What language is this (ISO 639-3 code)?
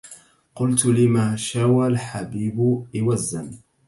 ara